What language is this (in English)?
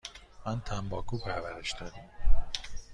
Persian